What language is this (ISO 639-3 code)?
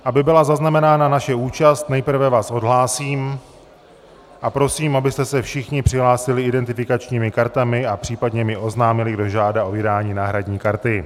ces